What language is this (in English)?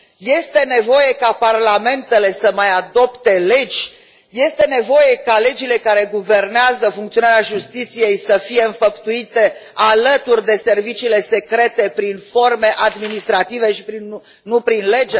Romanian